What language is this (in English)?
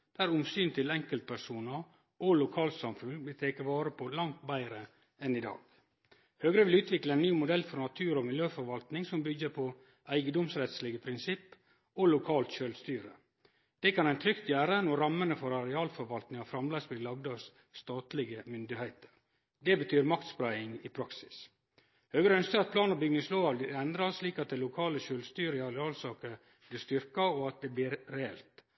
Norwegian Nynorsk